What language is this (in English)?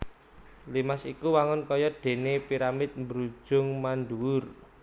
Javanese